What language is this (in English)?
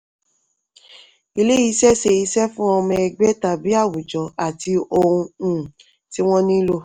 Yoruba